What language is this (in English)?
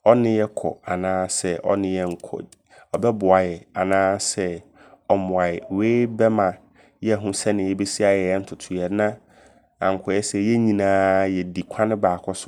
Abron